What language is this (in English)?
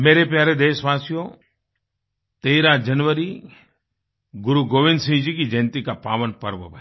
Hindi